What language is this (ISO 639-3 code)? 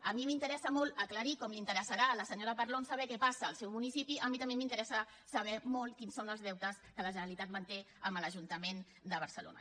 cat